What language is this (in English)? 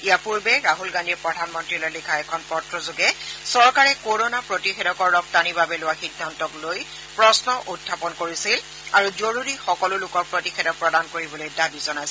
Assamese